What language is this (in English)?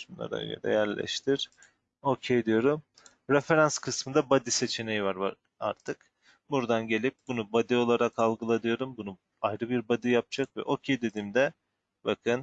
Turkish